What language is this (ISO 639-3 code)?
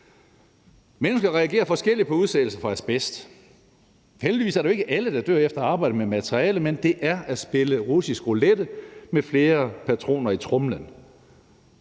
dan